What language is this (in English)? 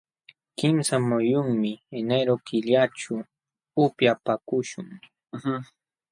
Jauja Wanca Quechua